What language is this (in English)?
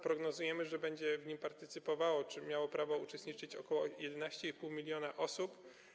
Polish